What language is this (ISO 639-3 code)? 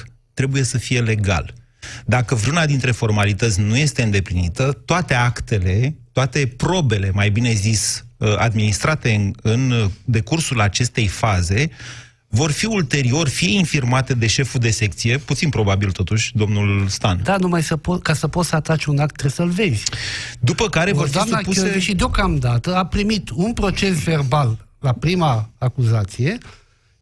ron